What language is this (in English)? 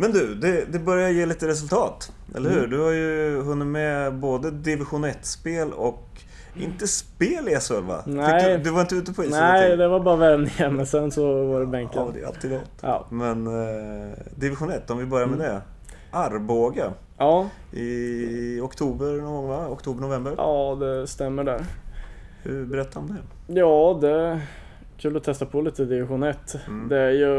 Swedish